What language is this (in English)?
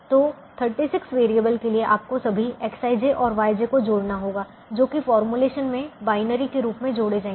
Hindi